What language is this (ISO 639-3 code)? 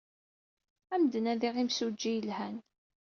kab